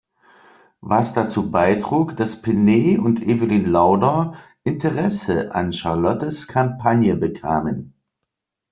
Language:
German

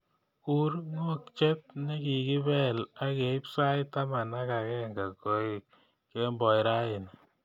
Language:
Kalenjin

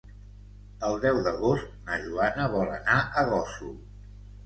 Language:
Catalan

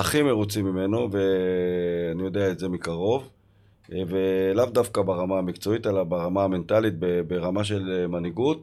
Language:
Hebrew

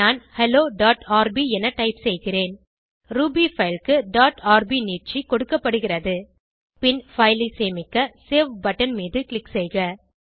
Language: Tamil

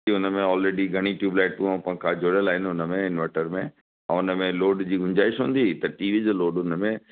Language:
Sindhi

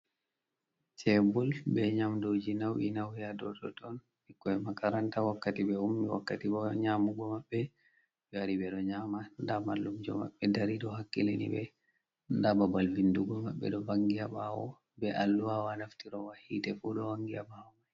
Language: Fula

